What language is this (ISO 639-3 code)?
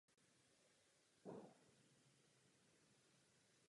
ces